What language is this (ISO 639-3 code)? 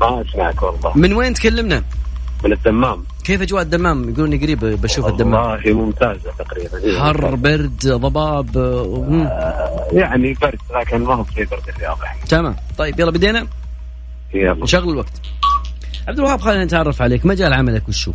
ara